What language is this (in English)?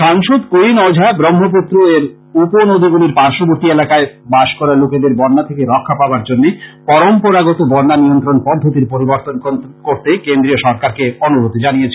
Bangla